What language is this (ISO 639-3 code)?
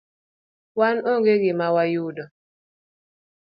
luo